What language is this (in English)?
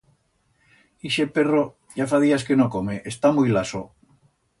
Aragonese